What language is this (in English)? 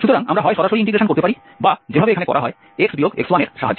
Bangla